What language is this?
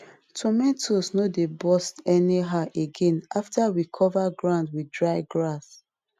Nigerian Pidgin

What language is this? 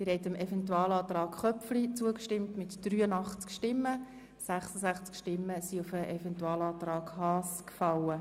Swiss German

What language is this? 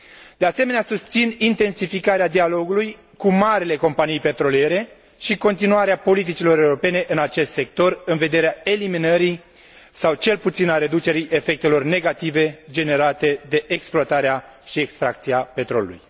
Romanian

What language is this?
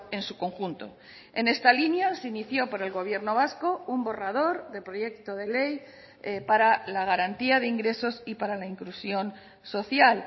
Spanish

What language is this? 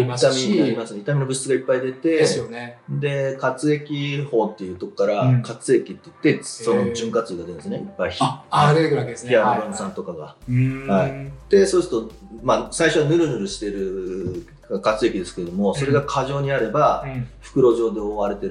Japanese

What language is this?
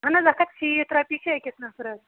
Kashmiri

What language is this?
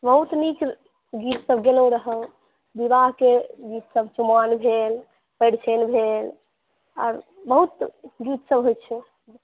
Maithili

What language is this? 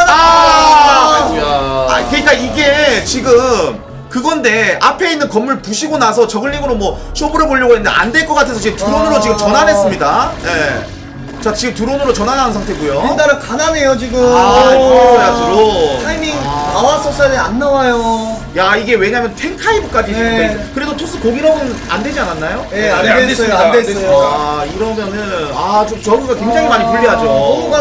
Korean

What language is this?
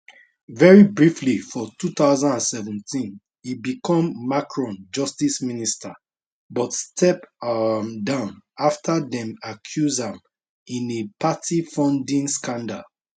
Nigerian Pidgin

